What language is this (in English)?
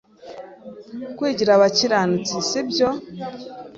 Kinyarwanda